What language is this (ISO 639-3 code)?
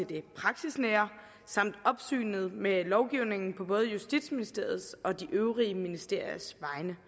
dan